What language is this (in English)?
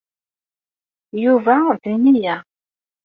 Kabyle